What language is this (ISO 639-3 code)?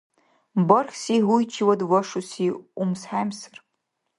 dar